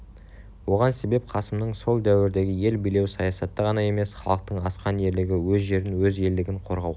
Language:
Kazakh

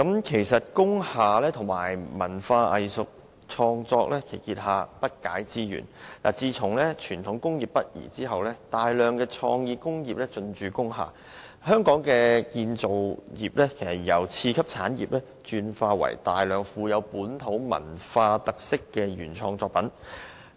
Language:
Cantonese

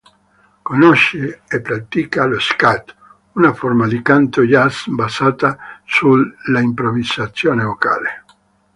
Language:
Italian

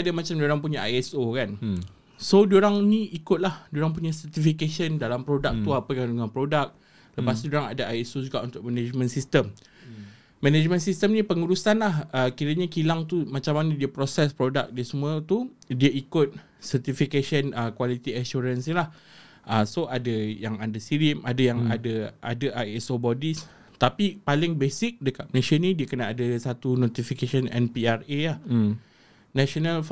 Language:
Malay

